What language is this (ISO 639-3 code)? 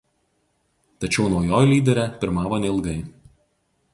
lit